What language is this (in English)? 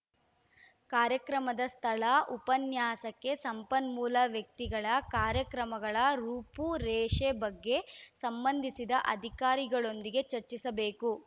Kannada